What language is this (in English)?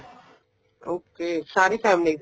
Punjabi